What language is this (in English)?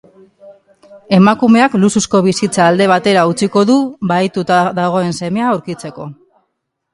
Basque